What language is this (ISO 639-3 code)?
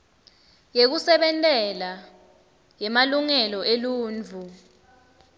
ssw